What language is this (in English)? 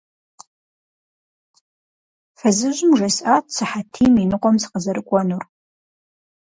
Kabardian